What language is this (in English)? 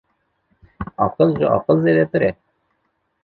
Kurdish